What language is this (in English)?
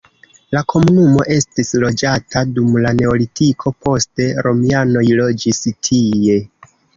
Esperanto